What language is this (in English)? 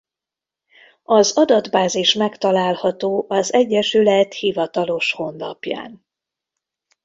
Hungarian